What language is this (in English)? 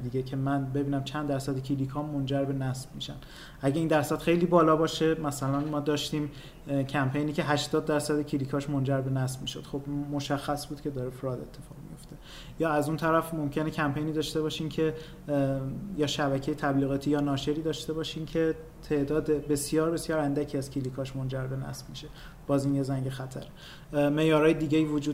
Persian